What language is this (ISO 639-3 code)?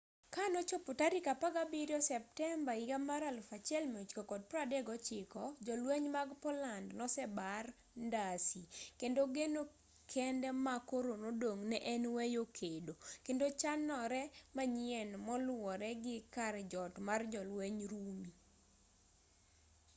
luo